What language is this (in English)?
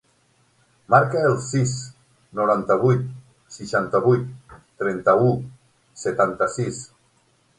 Catalan